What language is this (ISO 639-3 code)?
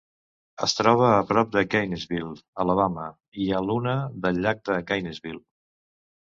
cat